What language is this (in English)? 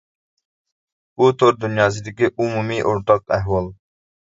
Uyghur